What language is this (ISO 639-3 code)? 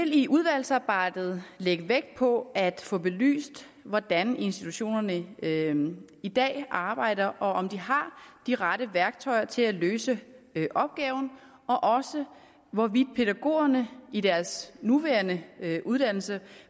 dan